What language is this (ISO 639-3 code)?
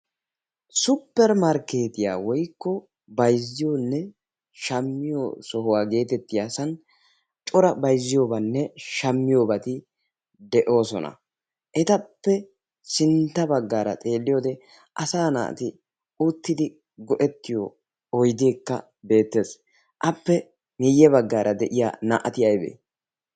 wal